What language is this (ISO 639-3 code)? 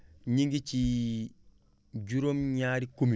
wol